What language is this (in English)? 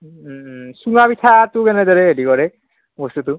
Assamese